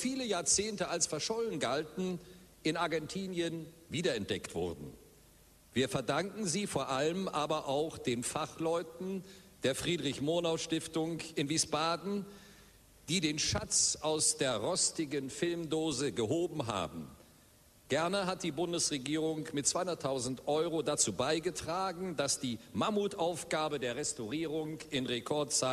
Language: German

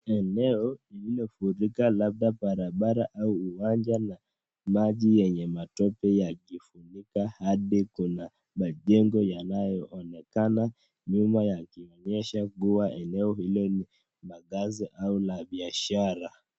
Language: Swahili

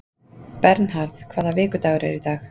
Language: Icelandic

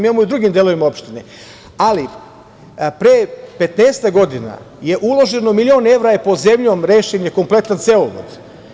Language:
Serbian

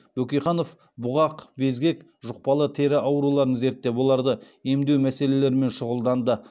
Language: Kazakh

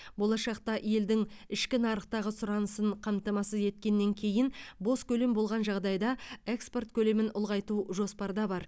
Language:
Kazakh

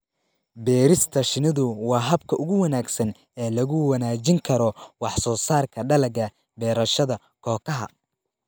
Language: Somali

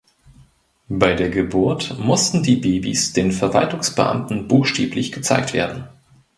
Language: German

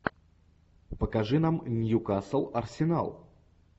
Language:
Russian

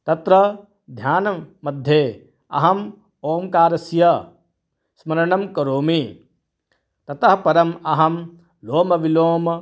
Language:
Sanskrit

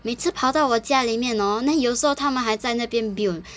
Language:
English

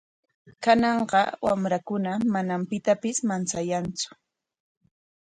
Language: Corongo Ancash Quechua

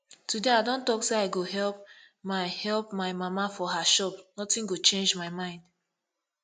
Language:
Nigerian Pidgin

